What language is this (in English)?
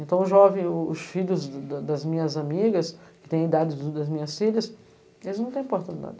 Portuguese